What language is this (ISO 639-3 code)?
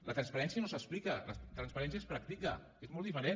cat